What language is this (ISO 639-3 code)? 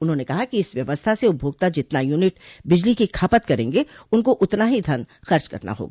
hin